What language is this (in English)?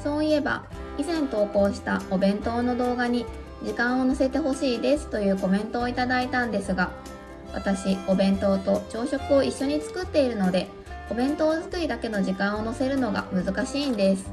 Japanese